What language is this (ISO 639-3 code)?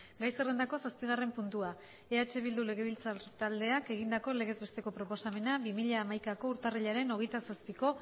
eus